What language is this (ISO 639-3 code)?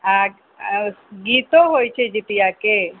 mai